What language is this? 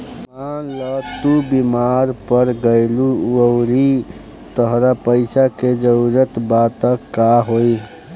Bhojpuri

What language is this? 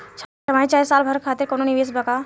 Bhojpuri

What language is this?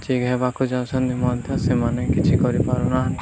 Odia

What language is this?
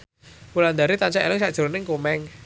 Javanese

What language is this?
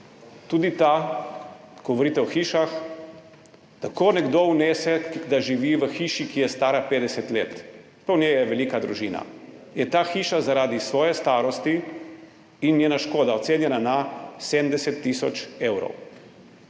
Slovenian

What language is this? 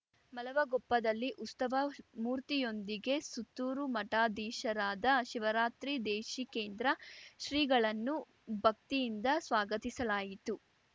Kannada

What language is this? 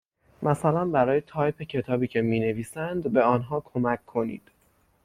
Persian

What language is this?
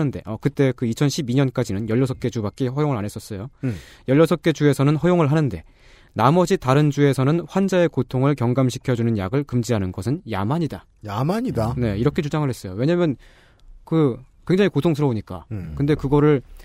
Korean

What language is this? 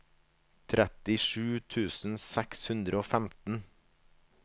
Norwegian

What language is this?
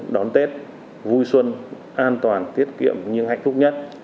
Vietnamese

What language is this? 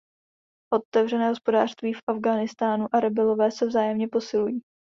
Czech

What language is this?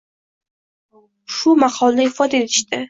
Uzbek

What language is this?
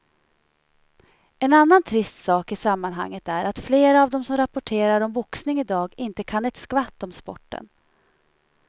Swedish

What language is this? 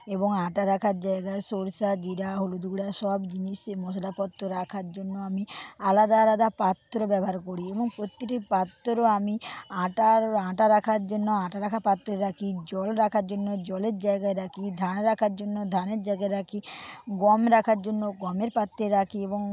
Bangla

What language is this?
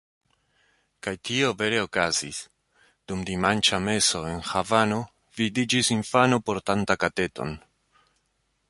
Esperanto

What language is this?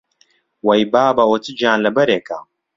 Central Kurdish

